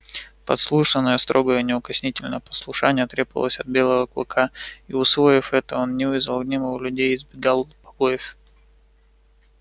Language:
Russian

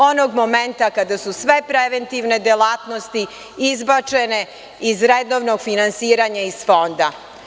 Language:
Serbian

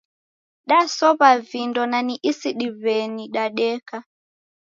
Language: Taita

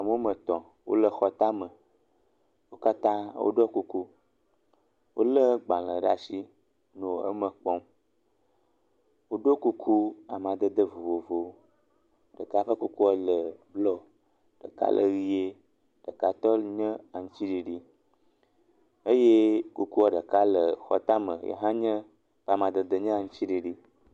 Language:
Ewe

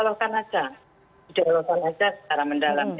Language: Indonesian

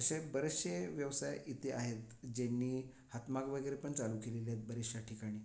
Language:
Marathi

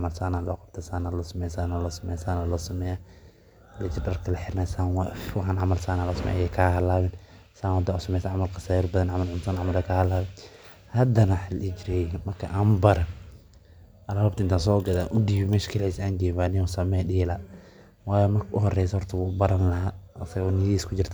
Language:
Somali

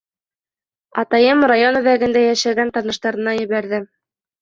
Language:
Bashkir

